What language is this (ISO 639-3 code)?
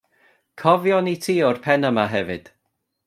cym